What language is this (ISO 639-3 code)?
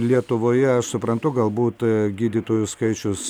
lit